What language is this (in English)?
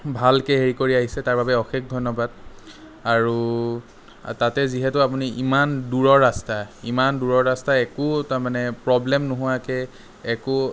Assamese